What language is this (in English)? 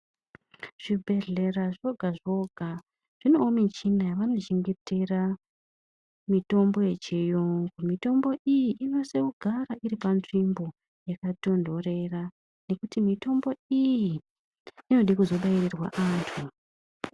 Ndau